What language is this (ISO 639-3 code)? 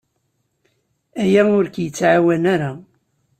kab